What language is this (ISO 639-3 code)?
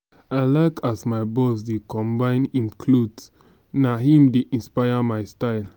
pcm